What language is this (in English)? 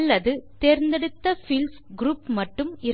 Tamil